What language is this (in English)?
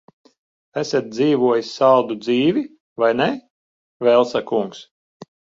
Latvian